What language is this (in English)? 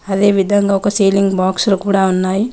Telugu